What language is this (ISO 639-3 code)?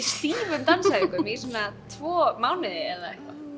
isl